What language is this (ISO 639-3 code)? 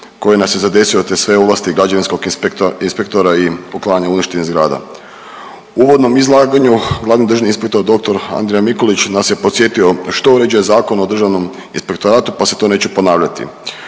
hrv